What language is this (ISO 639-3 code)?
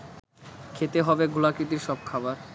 ben